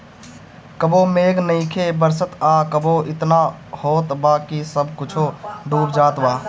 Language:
Bhojpuri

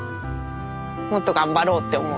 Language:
Japanese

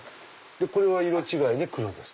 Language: Japanese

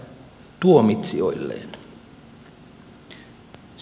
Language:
Finnish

